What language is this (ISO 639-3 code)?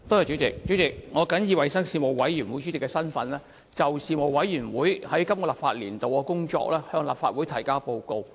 yue